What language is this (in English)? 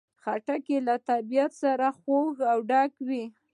Pashto